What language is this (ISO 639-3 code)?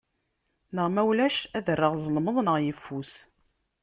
kab